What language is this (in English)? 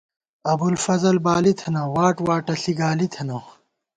Gawar-Bati